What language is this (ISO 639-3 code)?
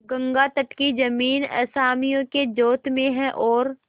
hin